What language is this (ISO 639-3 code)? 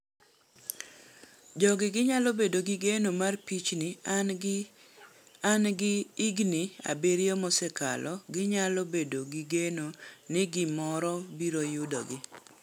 luo